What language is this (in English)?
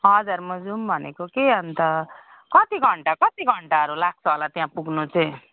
Nepali